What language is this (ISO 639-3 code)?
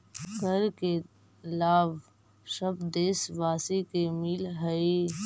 mag